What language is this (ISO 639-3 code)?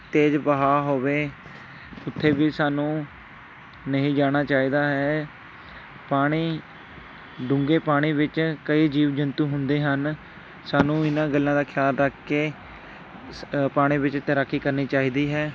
pan